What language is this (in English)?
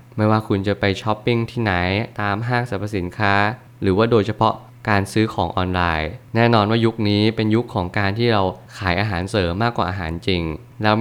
Thai